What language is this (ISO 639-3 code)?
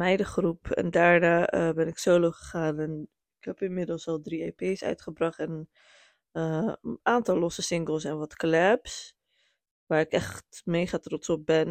nld